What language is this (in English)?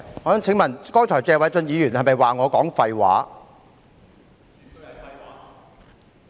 Cantonese